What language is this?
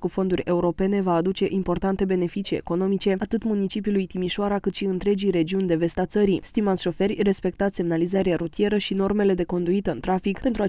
Romanian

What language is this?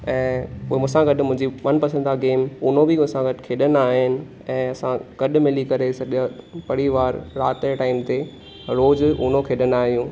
Sindhi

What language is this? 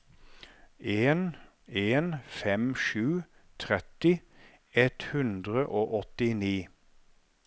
Norwegian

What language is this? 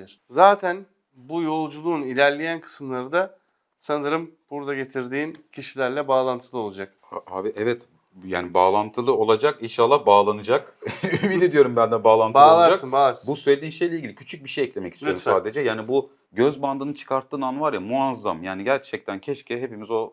Turkish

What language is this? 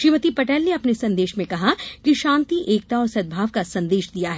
Hindi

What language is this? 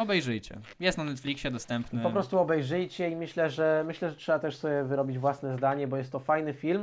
Polish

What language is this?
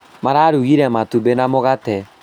Kikuyu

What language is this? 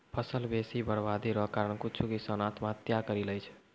Maithili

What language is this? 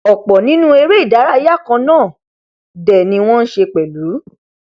Yoruba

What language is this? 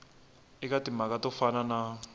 Tsonga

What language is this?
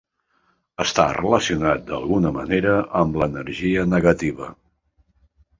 Catalan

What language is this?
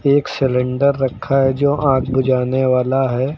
Hindi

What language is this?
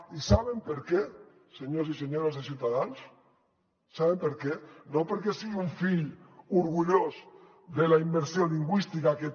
Catalan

